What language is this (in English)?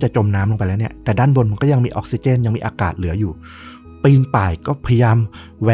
Thai